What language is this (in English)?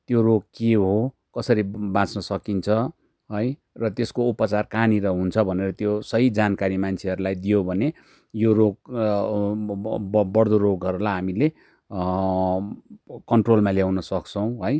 Nepali